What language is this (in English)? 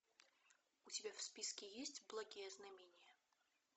Russian